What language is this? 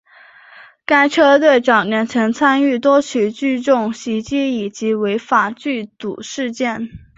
Chinese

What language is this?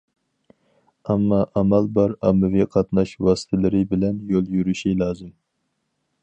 Uyghur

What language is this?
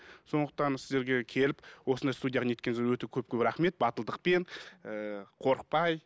Kazakh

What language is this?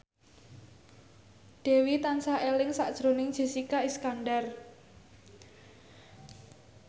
Javanese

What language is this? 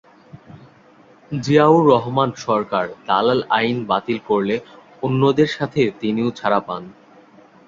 Bangla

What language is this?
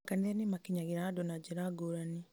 Kikuyu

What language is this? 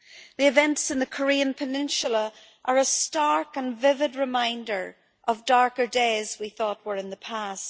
English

